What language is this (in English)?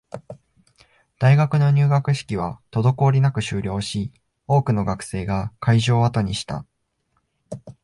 Japanese